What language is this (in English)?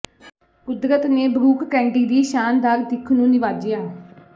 Punjabi